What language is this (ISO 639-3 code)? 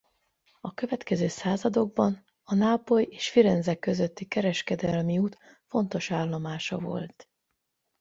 hun